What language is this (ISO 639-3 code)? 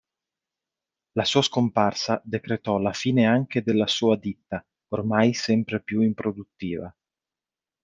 ita